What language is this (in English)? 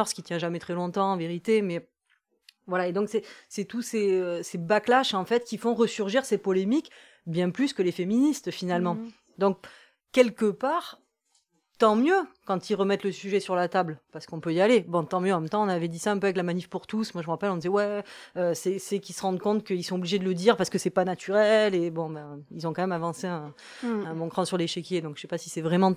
French